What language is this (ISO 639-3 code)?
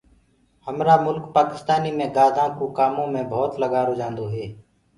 ggg